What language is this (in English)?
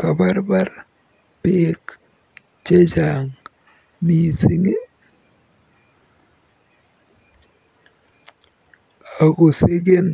Kalenjin